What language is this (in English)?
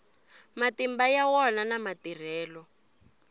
Tsonga